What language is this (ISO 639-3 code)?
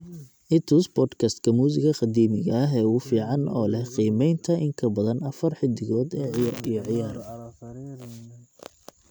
som